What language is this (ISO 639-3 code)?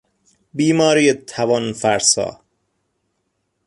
fas